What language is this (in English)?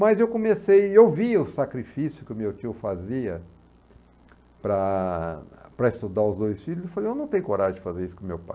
Portuguese